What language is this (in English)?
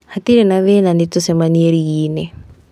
Kikuyu